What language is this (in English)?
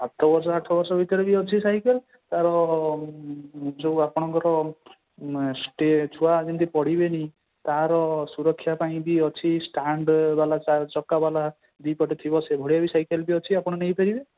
Odia